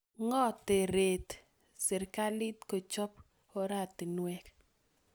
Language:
Kalenjin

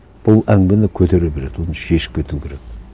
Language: Kazakh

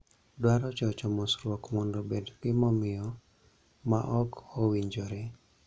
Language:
Luo (Kenya and Tanzania)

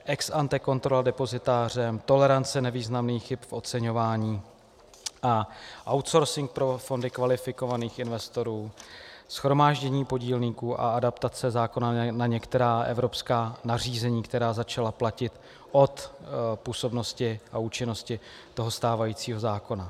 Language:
Czech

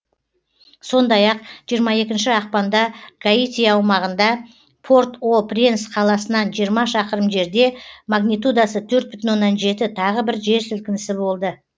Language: Kazakh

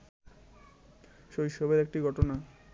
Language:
Bangla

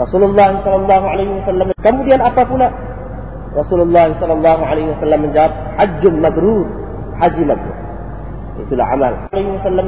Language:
Malay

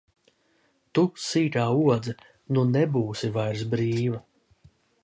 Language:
Latvian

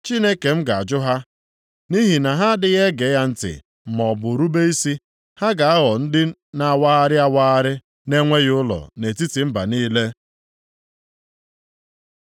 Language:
Igbo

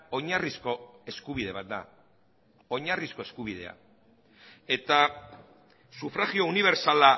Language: Basque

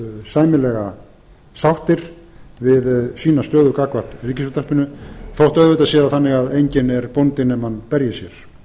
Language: Icelandic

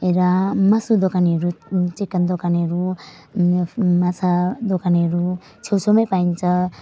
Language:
Nepali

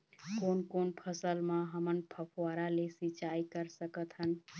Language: Chhattisgarhi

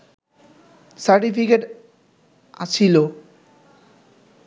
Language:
Bangla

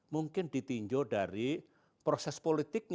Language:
Indonesian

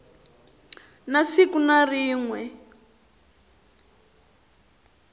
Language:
Tsonga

